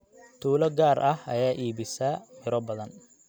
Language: Somali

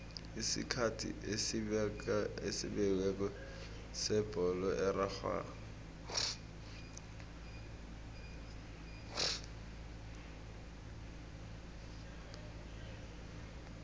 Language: South Ndebele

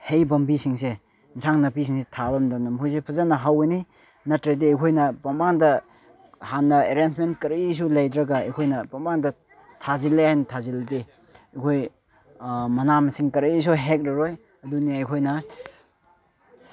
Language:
Manipuri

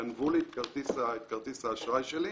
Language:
Hebrew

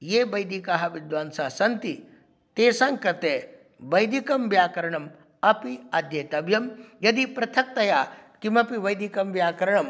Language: Sanskrit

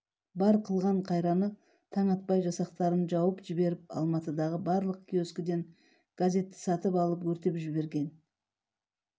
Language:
Kazakh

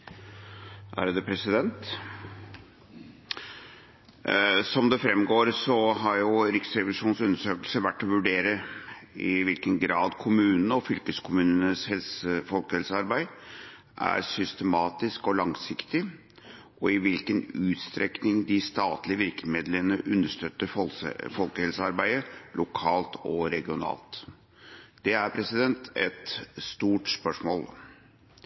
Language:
Norwegian Bokmål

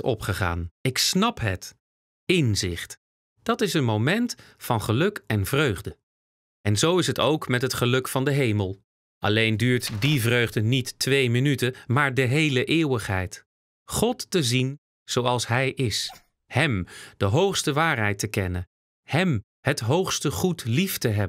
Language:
Dutch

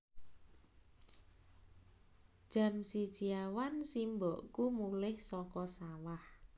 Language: Javanese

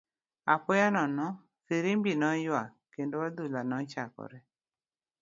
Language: Luo (Kenya and Tanzania)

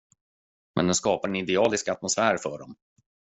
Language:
Swedish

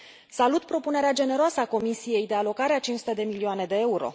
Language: Romanian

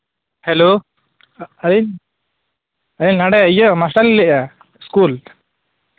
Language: Santali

